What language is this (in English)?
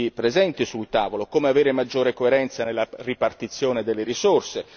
Italian